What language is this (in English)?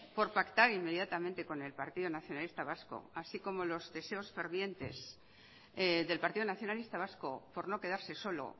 Spanish